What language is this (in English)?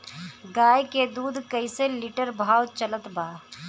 Bhojpuri